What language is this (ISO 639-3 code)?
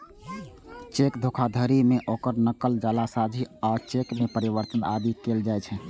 mai